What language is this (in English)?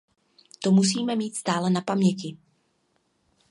Czech